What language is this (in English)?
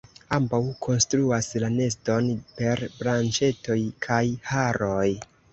Esperanto